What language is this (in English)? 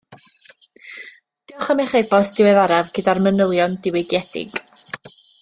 Welsh